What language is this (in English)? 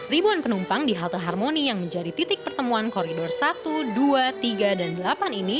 Indonesian